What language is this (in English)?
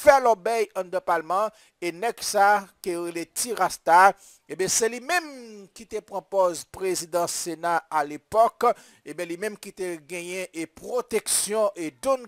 French